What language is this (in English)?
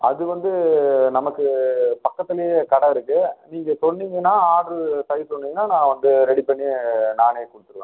Tamil